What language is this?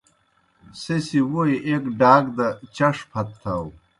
Kohistani Shina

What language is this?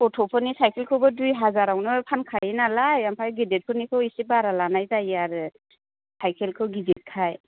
Bodo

